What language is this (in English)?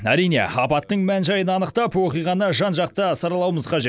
Kazakh